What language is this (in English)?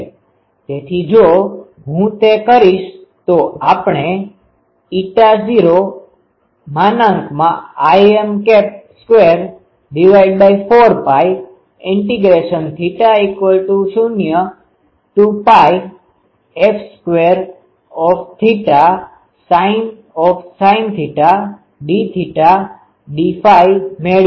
Gujarati